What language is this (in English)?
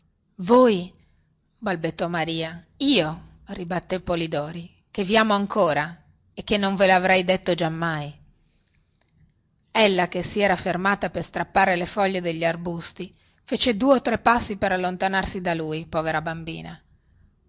Italian